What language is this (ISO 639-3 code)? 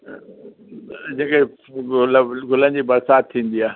snd